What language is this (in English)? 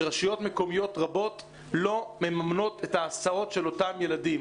Hebrew